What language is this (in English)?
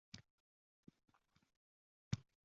Uzbek